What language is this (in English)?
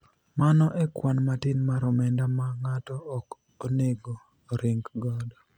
Luo (Kenya and Tanzania)